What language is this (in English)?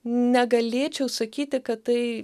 Lithuanian